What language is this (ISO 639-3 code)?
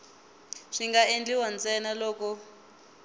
tso